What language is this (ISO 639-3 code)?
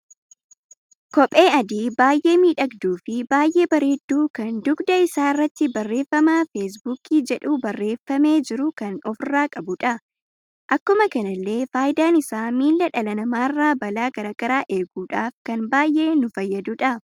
orm